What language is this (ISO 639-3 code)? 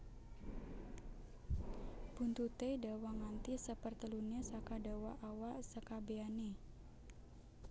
jav